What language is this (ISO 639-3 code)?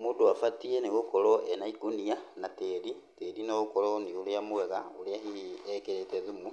kik